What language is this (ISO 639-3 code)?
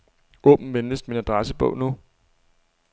dan